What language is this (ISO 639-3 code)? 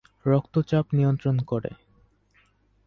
ben